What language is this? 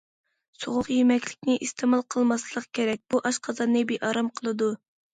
Uyghur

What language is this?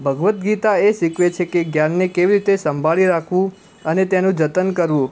Gujarati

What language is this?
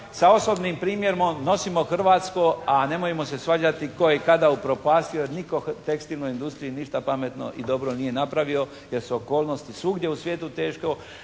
Croatian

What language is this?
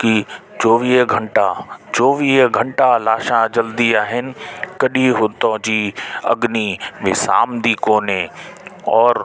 Sindhi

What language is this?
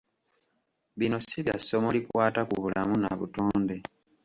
Ganda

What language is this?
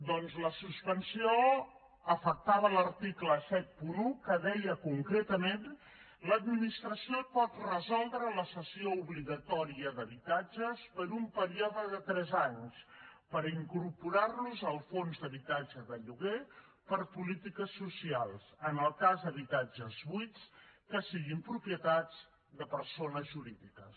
Catalan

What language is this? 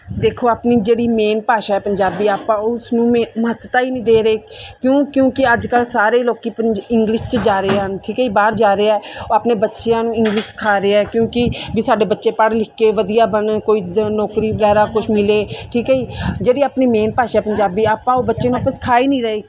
Punjabi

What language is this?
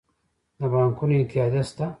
Pashto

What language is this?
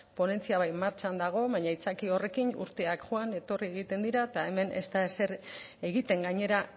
Basque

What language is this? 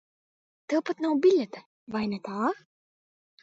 Latvian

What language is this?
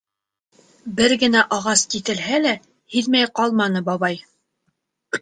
Bashkir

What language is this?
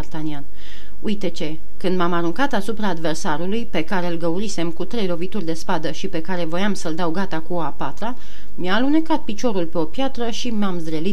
Romanian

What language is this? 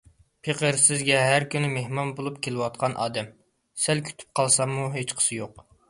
Uyghur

